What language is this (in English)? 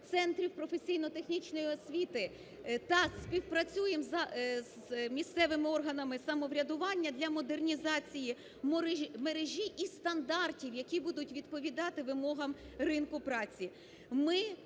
Ukrainian